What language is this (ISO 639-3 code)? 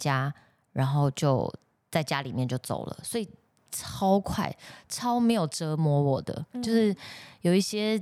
zho